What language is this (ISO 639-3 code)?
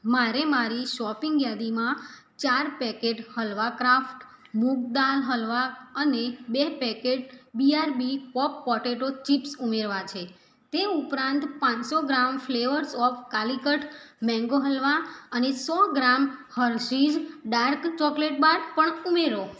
guj